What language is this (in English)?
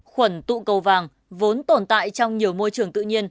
Vietnamese